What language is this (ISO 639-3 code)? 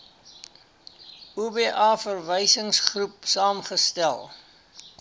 afr